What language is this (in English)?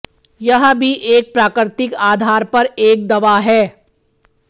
Hindi